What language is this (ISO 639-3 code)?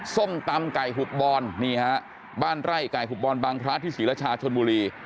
tha